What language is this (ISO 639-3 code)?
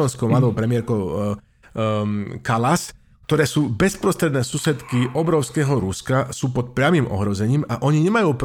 slk